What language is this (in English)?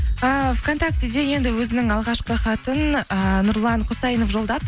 Kazakh